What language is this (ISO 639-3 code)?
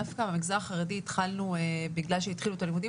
heb